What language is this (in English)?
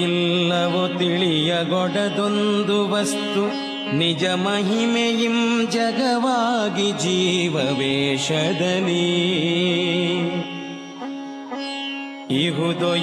Kannada